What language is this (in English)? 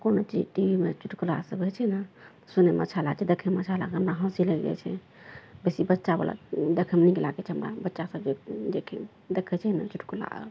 Maithili